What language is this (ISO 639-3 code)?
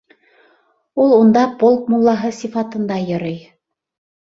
bak